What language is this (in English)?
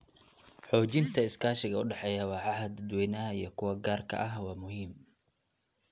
Somali